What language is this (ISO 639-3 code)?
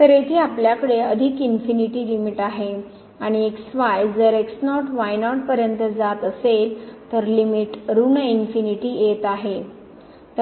mar